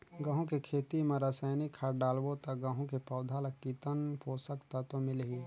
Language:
Chhattisgarhi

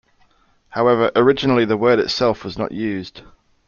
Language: English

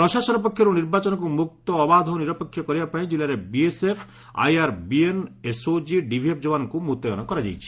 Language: Odia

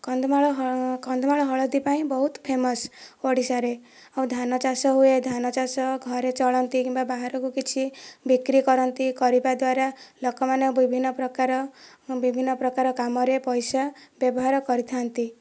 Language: Odia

